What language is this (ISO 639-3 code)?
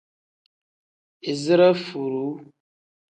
kdh